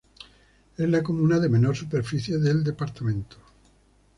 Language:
Spanish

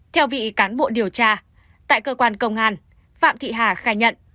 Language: Vietnamese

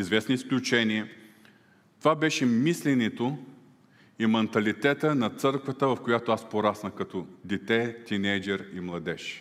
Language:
Bulgarian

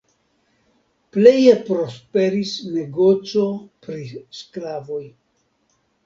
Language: Esperanto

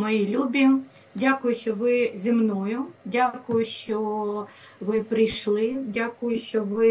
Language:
Ukrainian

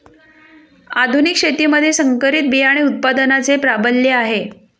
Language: Marathi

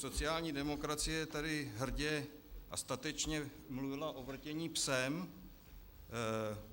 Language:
Czech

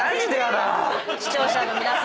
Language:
Japanese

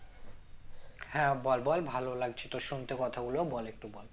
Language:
Bangla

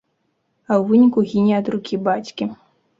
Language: Belarusian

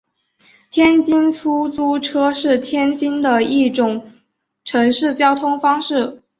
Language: Chinese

